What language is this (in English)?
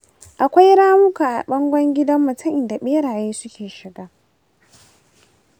Hausa